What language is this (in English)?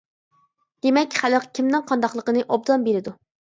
Uyghur